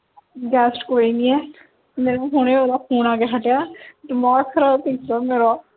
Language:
Punjabi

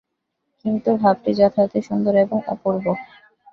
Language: Bangla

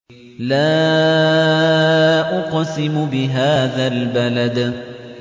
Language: Arabic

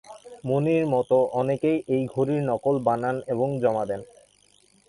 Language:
Bangla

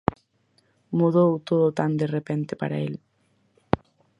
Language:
Galician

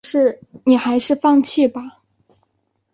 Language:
Chinese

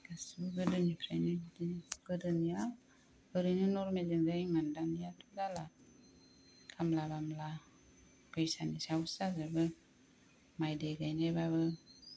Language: Bodo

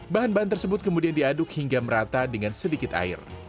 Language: Indonesian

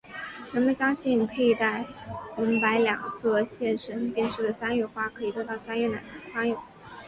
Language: Chinese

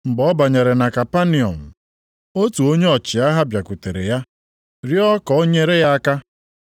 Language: Igbo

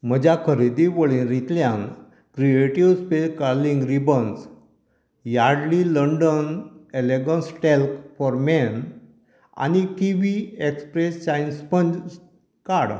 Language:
Konkani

